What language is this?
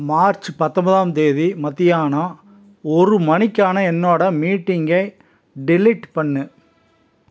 Tamil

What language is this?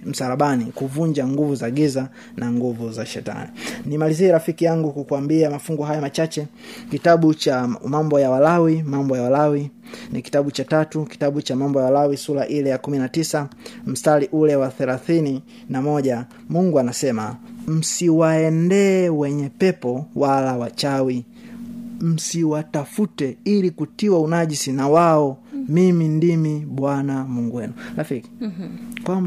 Swahili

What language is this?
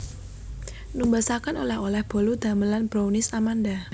Javanese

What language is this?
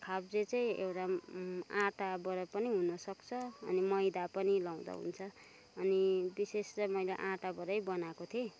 Nepali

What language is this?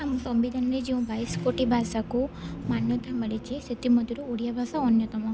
Odia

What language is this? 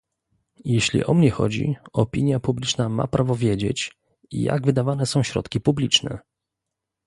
Polish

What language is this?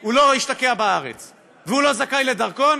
Hebrew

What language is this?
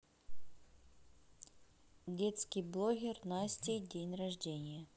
Russian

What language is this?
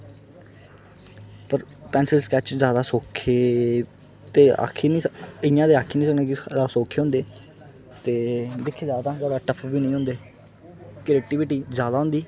Dogri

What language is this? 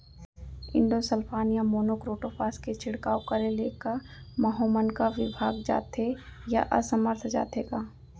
Chhattisgarhi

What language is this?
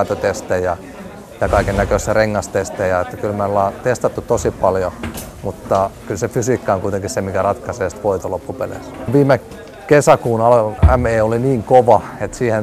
Finnish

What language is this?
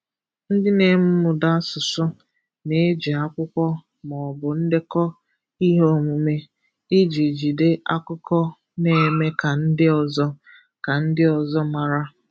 Igbo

